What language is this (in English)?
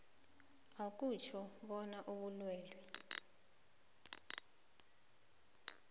South Ndebele